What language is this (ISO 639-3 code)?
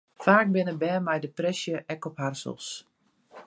fry